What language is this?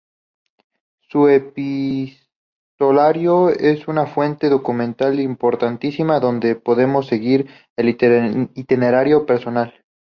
Spanish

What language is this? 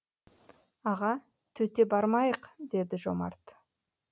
Kazakh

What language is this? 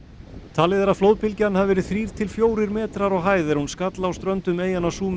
Icelandic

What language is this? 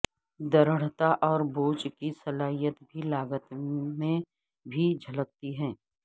Urdu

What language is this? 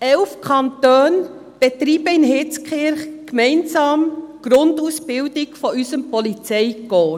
Swiss German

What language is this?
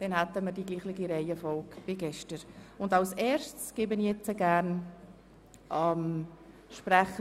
Swiss German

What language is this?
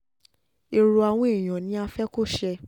Yoruba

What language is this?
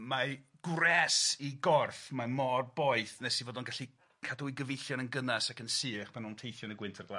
Welsh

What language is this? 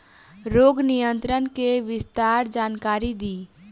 Bhojpuri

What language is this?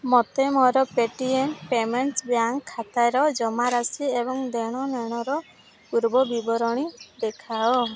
Odia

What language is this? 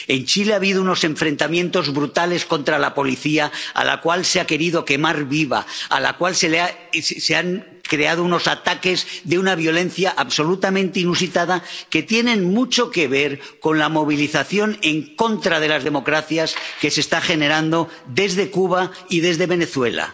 Spanish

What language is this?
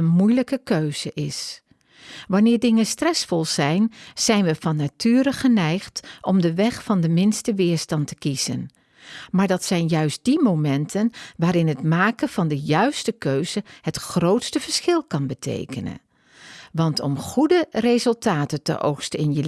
Dutch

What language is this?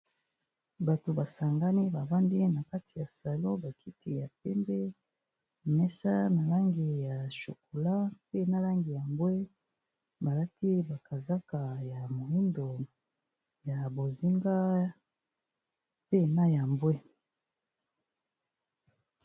Lingala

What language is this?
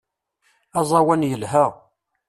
Kabyle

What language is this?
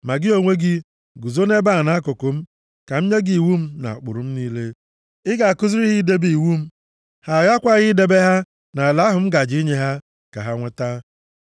Igbo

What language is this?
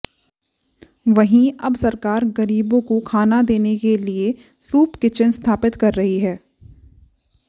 Hindi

